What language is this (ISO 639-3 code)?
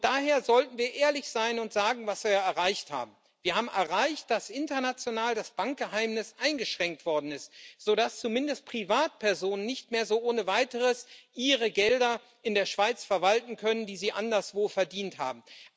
deu